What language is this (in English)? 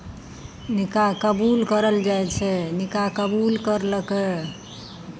Maithili